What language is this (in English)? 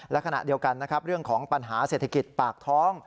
Thai